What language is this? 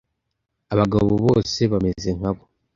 Kinyarwanda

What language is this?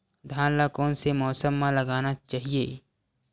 Chhattisgarhi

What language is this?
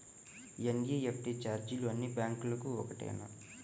Telugu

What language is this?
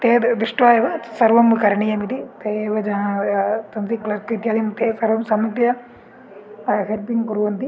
Sanskrit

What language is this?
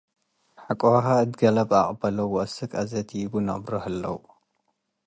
Tigre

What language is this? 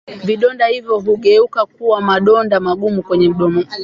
Swahili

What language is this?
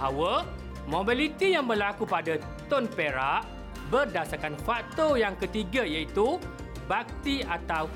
Malay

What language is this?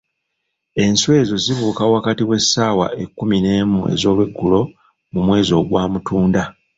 Ganda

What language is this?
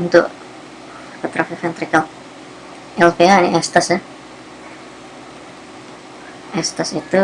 Indonesian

